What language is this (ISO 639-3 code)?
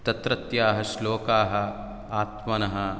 san